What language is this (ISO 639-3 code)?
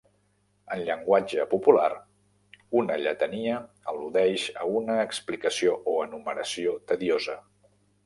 cat